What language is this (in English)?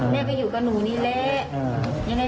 Thai